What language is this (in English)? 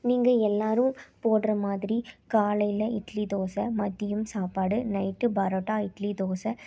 Tamil